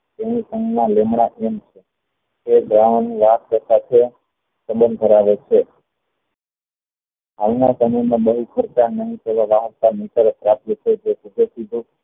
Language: Gujarati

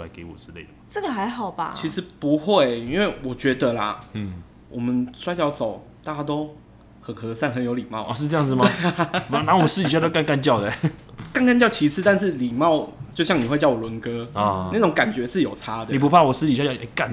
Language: Chinese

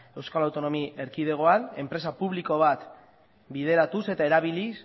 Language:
Basque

